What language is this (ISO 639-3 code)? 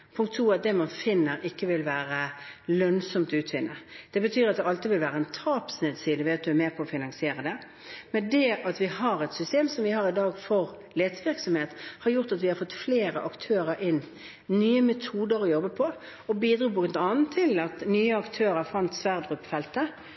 nob